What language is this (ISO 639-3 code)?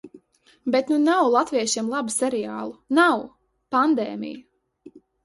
lav